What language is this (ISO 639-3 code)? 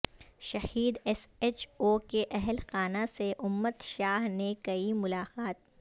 urd